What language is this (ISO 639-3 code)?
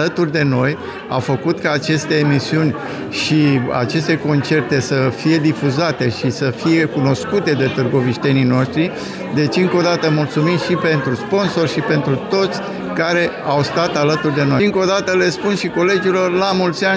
ron